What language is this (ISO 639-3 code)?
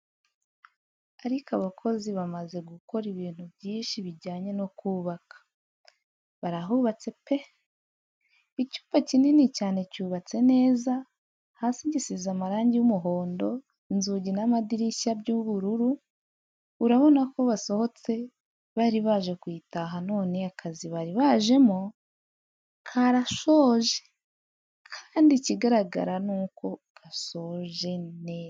kin